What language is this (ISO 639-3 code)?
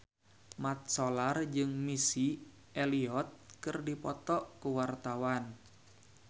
sun